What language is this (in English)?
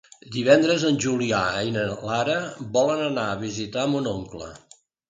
Catalan